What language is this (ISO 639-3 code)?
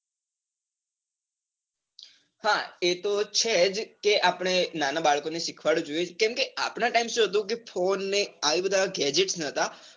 guj